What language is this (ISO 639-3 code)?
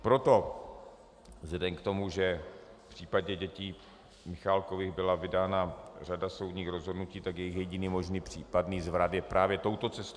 ces